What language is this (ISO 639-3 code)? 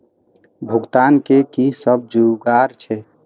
mai